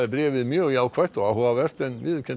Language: Icelandic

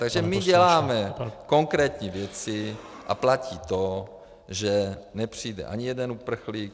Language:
Czech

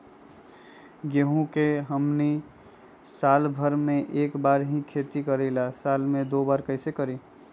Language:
Magahi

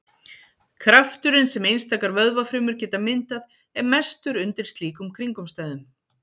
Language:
Icelandic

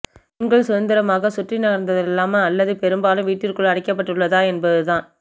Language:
Tamil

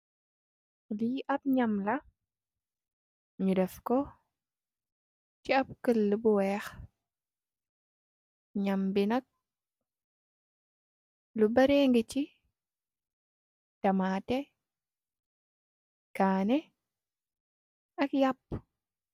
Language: Wolof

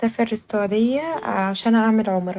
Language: Egyptian Arabic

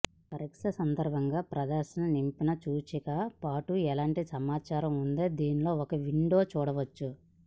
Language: Telugu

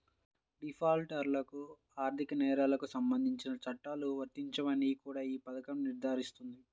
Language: Telugu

